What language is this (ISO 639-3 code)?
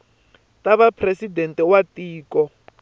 tso